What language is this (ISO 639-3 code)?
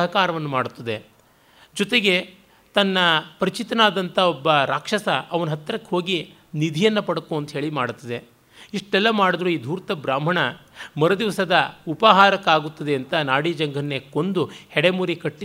kan